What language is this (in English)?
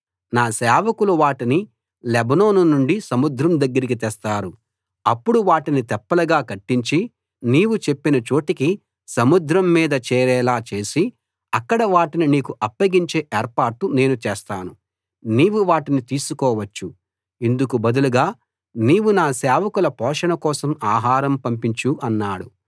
Telugu